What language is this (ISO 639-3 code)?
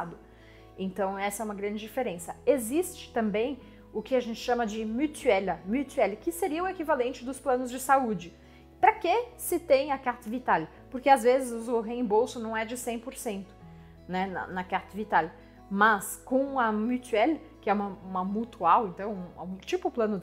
por